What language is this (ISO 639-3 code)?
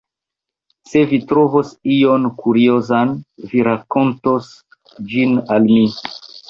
epo